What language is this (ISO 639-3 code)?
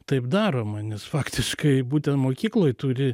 lit